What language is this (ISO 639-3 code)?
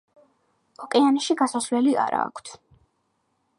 kat